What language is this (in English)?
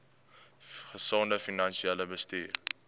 Afrikaans